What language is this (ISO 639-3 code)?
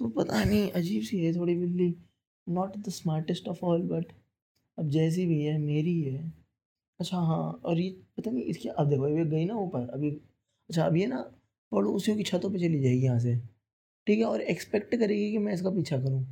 hin